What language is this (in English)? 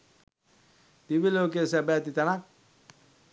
Sinhala